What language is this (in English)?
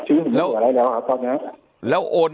Thai